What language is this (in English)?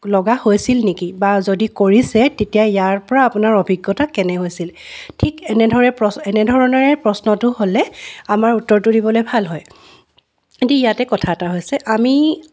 Assamese